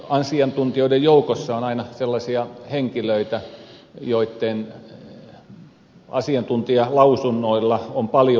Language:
Finnish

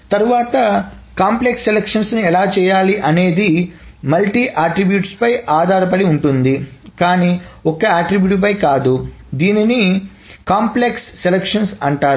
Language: Telugu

